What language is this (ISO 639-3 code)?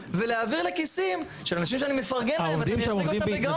heb